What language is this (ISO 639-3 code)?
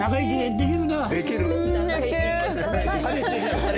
jpn